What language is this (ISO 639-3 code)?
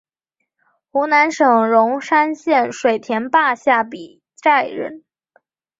zho